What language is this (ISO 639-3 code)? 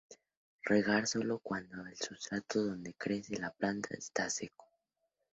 spa